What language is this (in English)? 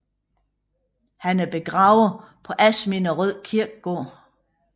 Danish